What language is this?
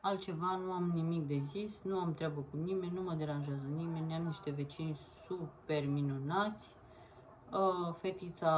Romanian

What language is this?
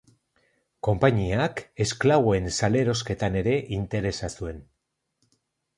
Basque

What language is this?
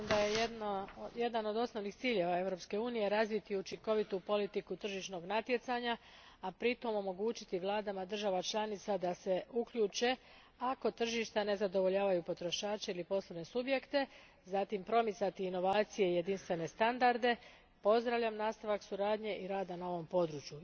Croatian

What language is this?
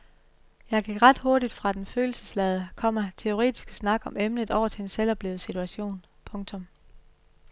Danish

